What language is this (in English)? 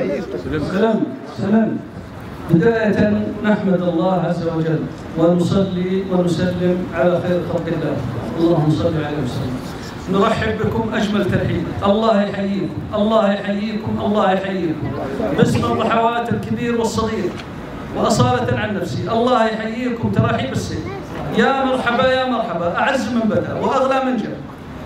Arabic